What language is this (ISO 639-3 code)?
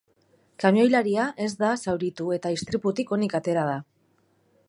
eus